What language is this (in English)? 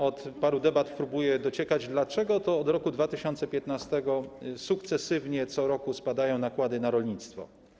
Polish